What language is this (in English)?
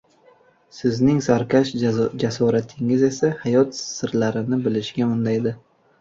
Uzbek